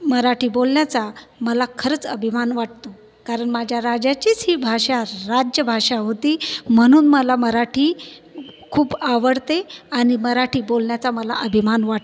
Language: Marathi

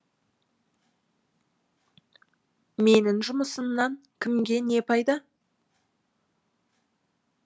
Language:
Kazakh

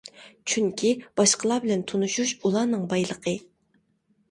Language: Uyghur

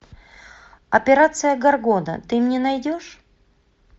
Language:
Russian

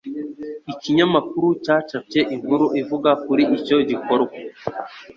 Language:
Kinyarwanda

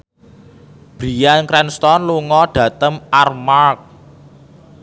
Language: Javanese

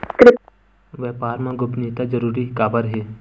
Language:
Chhattisgarhi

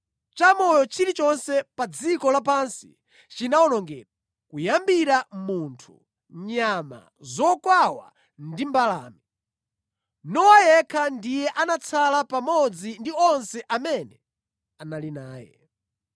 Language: Nyanja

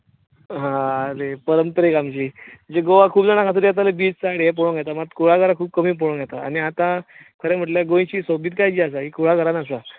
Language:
Konkani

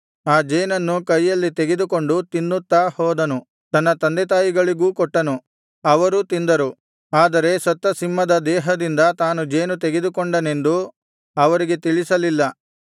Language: Kannada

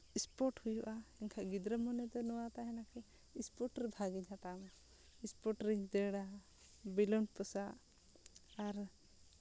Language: Santali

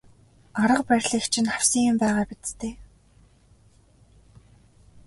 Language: Mongolian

